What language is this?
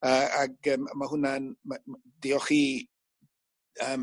Welsh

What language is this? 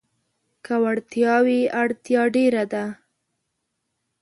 Pashto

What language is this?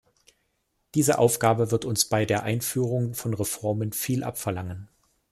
German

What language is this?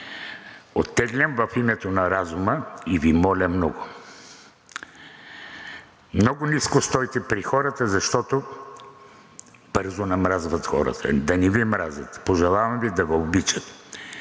Bulgarian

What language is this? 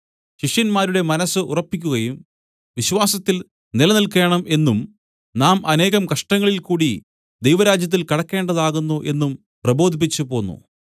Malayalam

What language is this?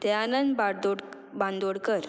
Konkani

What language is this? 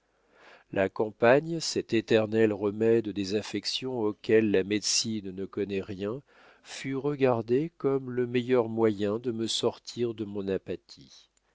French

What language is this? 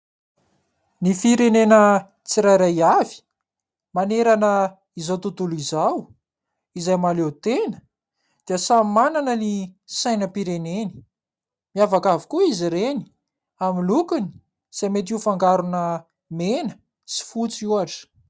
Malagasy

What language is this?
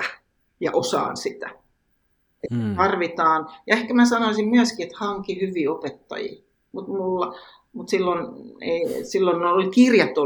Finnish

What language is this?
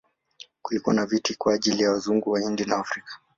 Swahili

